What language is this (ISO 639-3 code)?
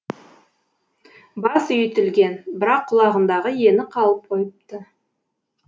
kaz